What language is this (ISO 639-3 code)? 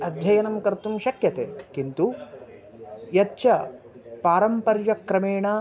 san